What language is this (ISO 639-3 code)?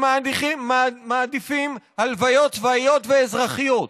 heb